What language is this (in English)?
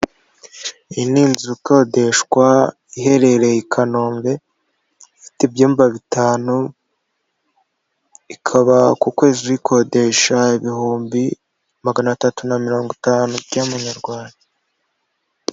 Kinyarwanda